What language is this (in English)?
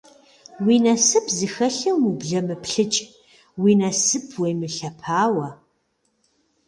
Kabardian